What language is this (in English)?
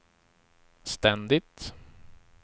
Swedish